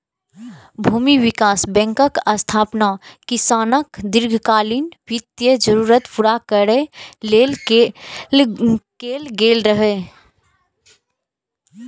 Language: Maithili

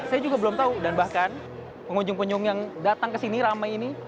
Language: Indonesian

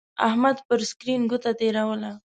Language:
Pashto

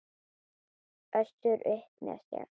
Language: Icelandic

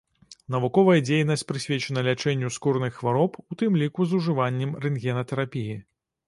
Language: Belarusian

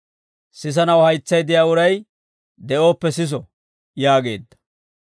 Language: Dawro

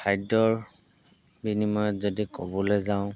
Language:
Assamese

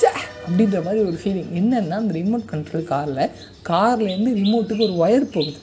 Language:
Tamil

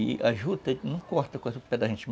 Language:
Portuguese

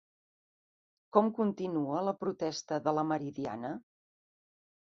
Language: Catalan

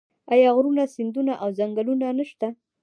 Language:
Pashto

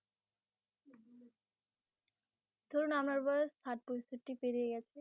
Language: Bangla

